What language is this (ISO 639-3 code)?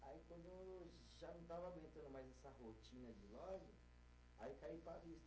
por